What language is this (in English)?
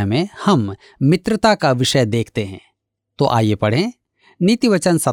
Hindi